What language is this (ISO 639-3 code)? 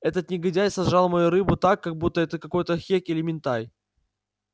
rus